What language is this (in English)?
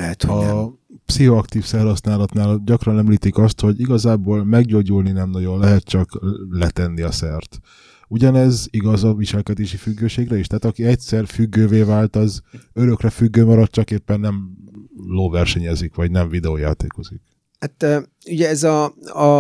Hungarian